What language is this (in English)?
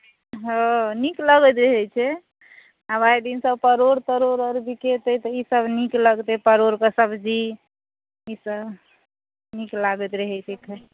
Maithili